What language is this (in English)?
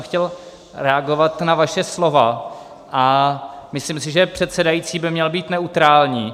Czech